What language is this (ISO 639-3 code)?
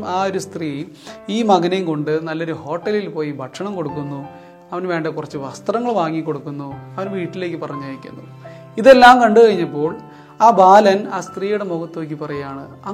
mal